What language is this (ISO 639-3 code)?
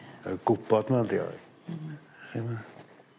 cym